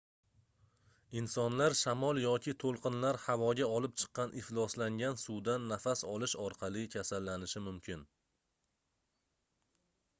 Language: Uzbek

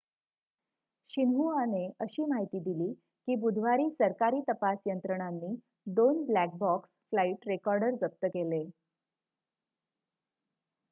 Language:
Marathi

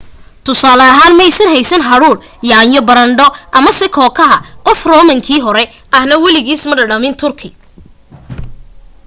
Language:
Somali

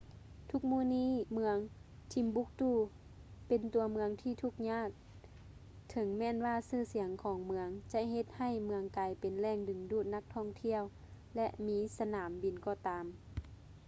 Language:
Lao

